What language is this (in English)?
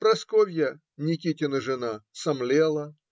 Russian